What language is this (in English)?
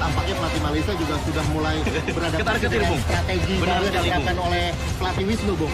Indonesian